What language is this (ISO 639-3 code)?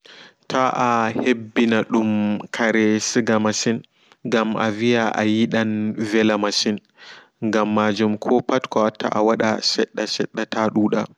ful